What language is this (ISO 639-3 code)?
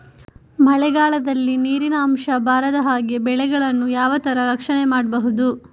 kan